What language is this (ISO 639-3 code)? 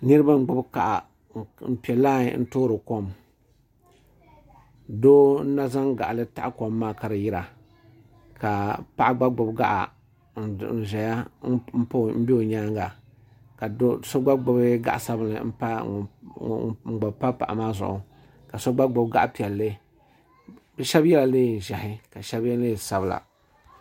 dag